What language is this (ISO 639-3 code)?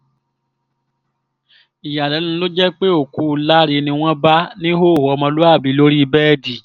yor